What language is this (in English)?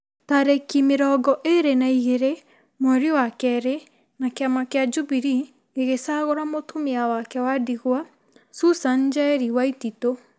Kikuyu